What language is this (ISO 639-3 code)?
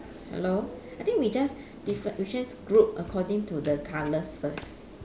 eng